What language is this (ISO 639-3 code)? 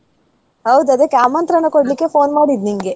kan